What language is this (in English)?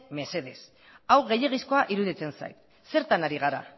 Basque